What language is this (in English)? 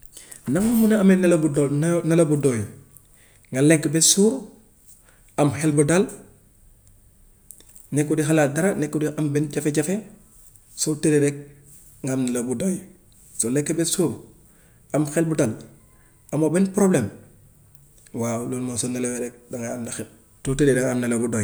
Gambian Wolof